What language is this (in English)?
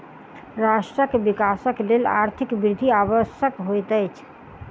Maithili